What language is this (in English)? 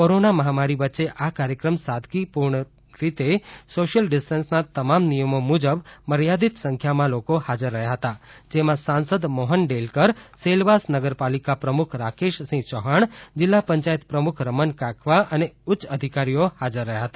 Gujarati